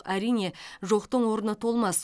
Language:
Kazakh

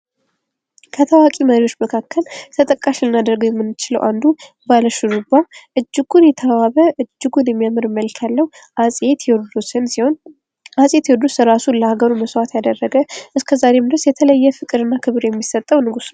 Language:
Amharic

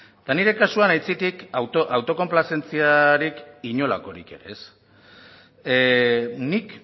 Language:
Basque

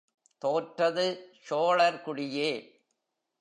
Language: Tamil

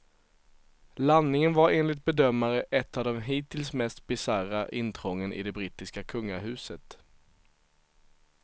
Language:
Swedish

